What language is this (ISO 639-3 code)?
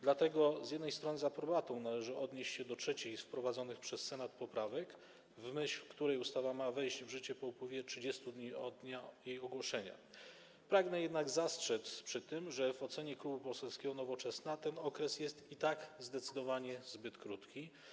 pol